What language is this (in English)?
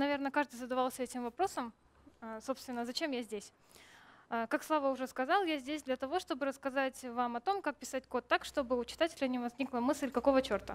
Russian